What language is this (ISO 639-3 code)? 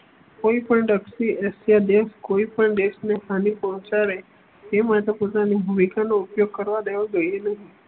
guj